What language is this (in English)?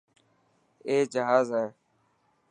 Dhatki